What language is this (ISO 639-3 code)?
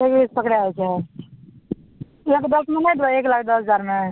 mai